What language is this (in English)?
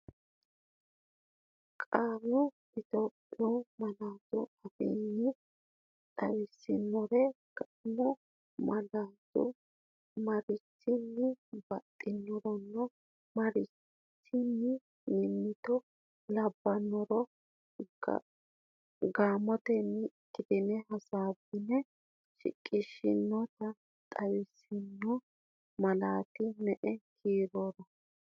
Sidamo